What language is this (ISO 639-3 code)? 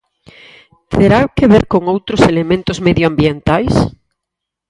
glg